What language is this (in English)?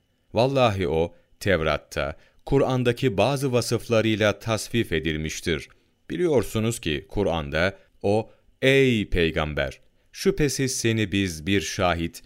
Turkish